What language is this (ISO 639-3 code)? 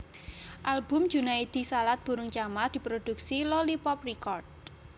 jav